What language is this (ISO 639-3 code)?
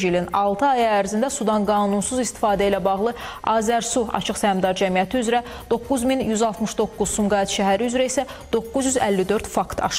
tur